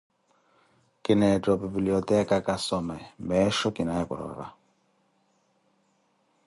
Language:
Koti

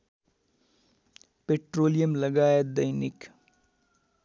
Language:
Nepali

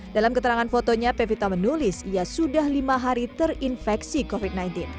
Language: Indonesian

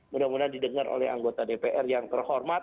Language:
Indonesian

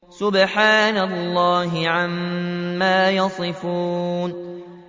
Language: Arabic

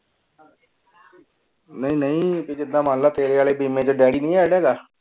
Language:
Punjabi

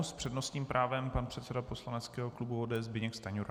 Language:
Czech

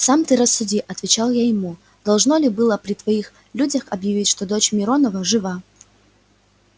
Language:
Russian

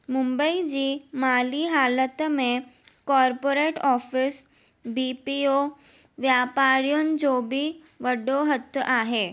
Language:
Sindhi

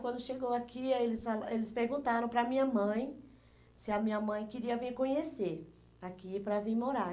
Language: Portuguese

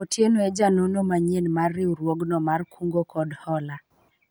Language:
Luo (Kenya and Tanzania)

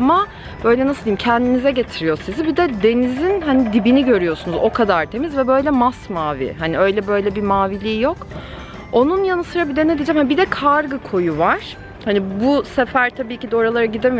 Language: Turkish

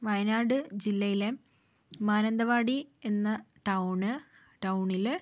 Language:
Malayalam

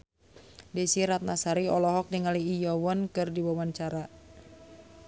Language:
Sundanese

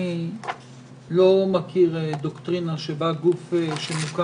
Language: Hebrew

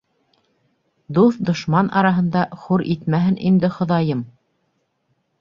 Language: Bashkir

